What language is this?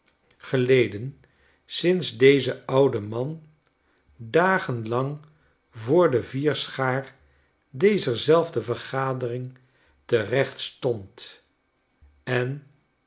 Dutch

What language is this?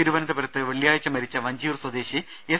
Malayalam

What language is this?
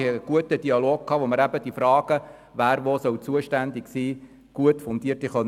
Swiss German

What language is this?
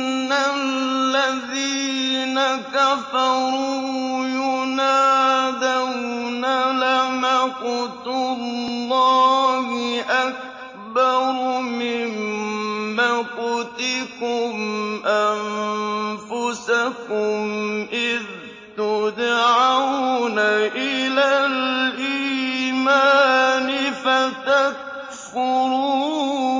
Arabic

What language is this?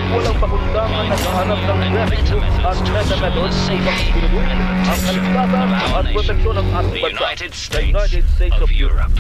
Filipino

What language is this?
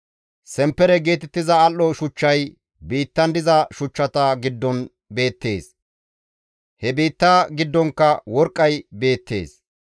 Gamo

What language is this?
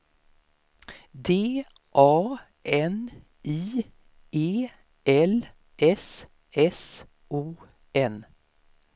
Swedish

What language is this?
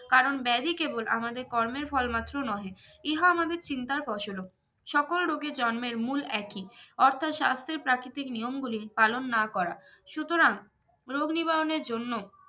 Bangla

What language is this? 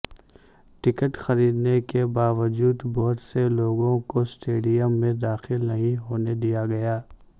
Urdu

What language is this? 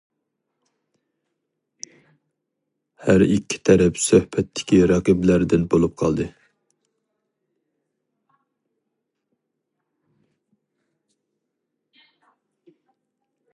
Uyghur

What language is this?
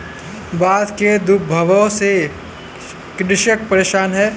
Hindi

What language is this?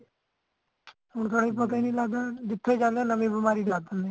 Punjabi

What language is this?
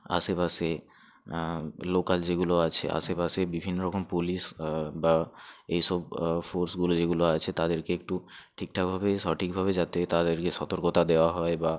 Bangla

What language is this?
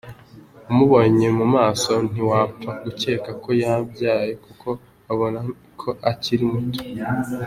Kinyarwanda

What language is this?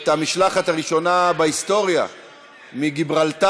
Hebrew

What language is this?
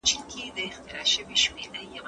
Pashto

